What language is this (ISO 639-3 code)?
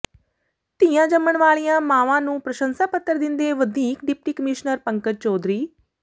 pan